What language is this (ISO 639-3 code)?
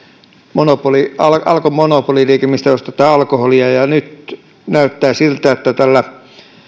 fin